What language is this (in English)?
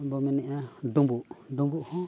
Santali